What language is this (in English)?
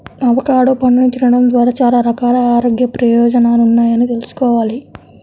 Telugu